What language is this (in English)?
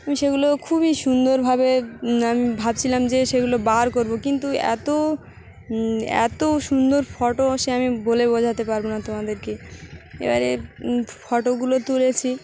Bangla